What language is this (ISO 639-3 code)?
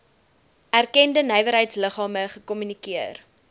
afr